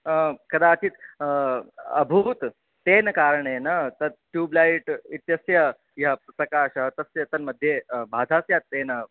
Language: Sanskrit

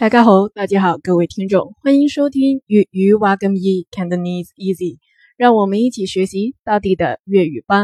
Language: Chinese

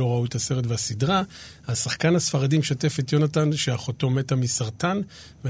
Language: Hebrew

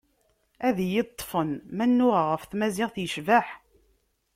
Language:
Kabyle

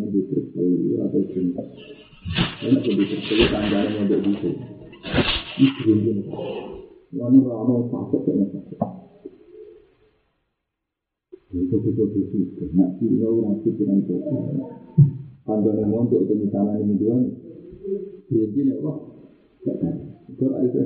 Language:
Indonesian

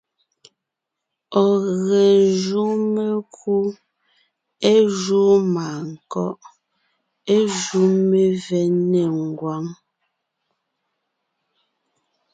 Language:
Ngiemboon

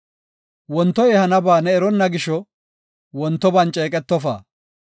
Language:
Gofa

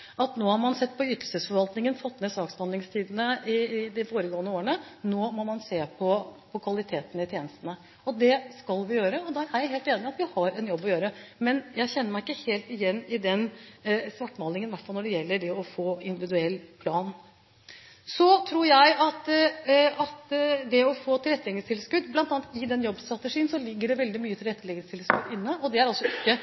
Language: Norwegian Bokmål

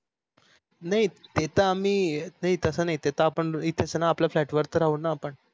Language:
Marathi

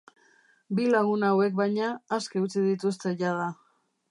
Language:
Basque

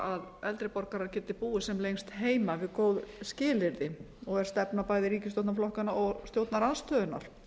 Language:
Icelandic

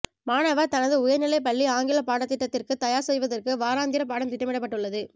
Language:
Tamil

